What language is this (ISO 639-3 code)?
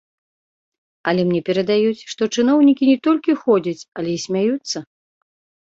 bel